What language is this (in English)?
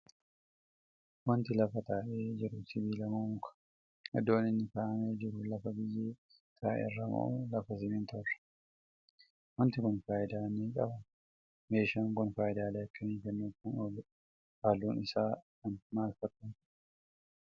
Oromo